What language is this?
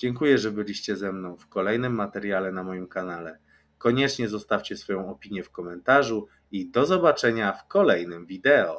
Polish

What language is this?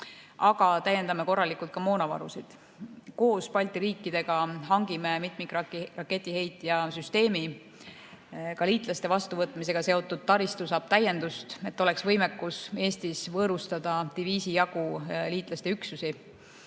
Estonian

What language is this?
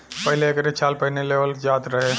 Bhojpuri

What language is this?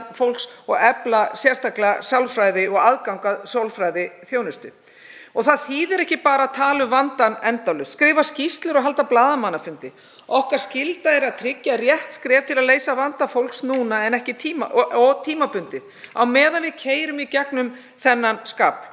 Icelandic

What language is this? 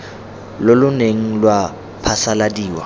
Tswana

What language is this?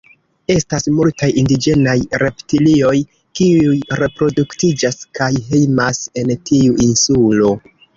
Esperanto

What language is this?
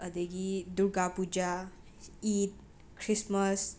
Manipuri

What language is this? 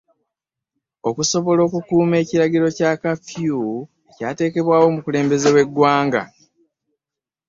Ganda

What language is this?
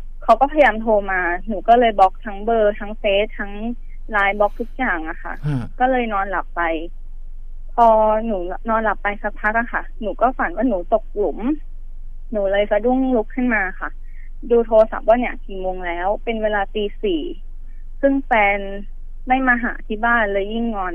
Thai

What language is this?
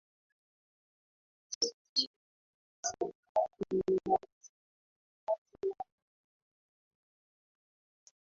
Swahili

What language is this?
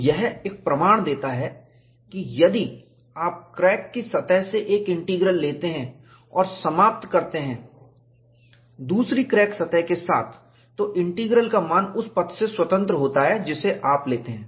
Hindi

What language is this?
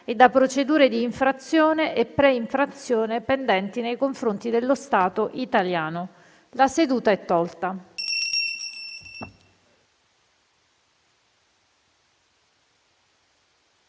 Italian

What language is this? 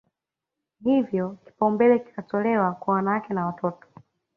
Swahili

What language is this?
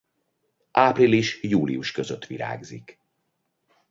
Hungarian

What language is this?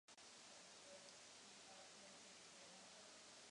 Czech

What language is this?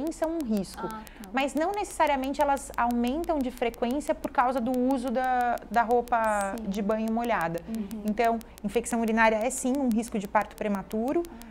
Portuguese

